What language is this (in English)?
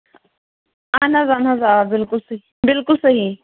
Kashmiri